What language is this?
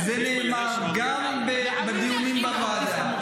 Hebrew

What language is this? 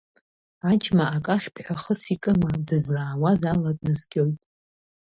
Abkhazian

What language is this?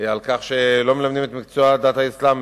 Hebrew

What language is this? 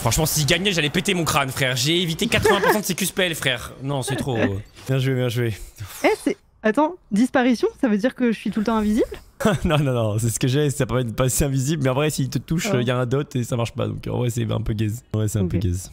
French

